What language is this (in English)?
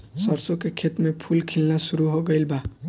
Bhojpuri